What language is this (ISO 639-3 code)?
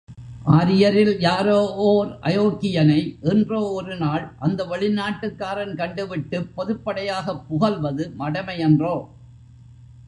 tam